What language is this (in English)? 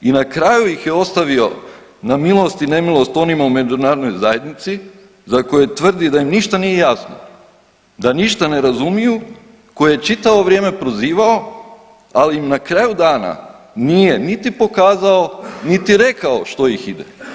Croatian